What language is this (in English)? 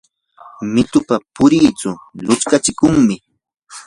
Yanahuanca Pasco Quechua